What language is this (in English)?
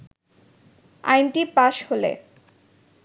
Bangla